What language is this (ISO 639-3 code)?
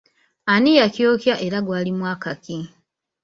lug